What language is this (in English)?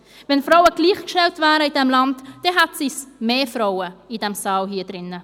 Swiss German